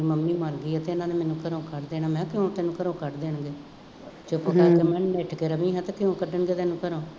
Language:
Punjabi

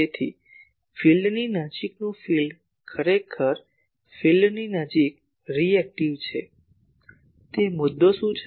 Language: Gujarati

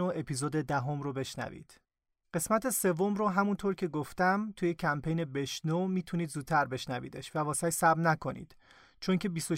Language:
Persian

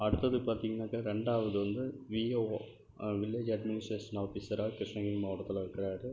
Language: Tamil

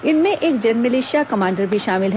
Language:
Hindi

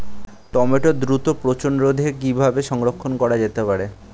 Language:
Bangla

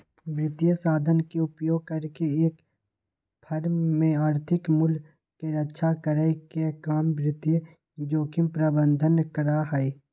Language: Magahi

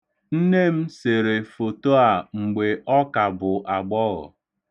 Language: Igbo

